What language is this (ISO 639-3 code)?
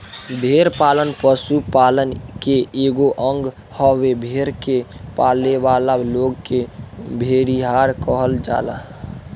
bho